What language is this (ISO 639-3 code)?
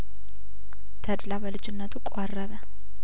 amh